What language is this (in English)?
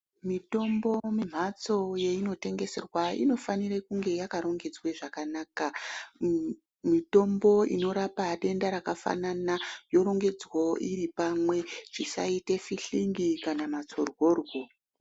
Ndau